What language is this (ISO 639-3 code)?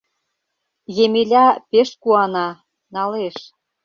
chm